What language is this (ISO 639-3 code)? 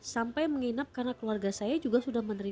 ind